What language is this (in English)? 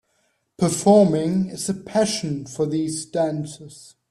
English